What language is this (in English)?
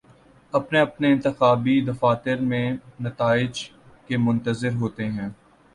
Urdu